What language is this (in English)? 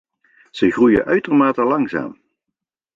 Dutch